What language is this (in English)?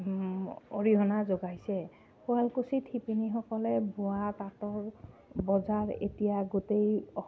Assamese